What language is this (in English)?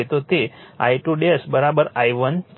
Gujarati